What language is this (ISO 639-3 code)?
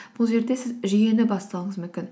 kaz